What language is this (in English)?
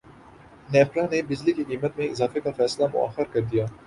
Urdu